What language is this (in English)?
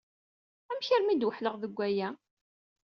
Kabyle